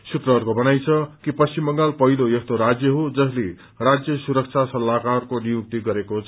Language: Nepali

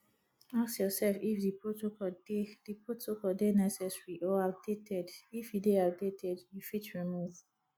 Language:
Nigerian Pidgin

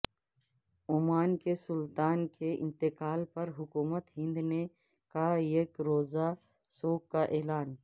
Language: Urdu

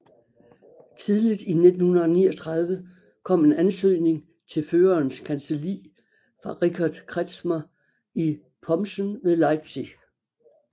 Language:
Danish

